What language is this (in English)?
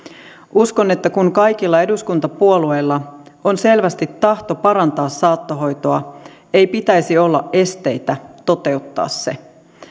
Finnish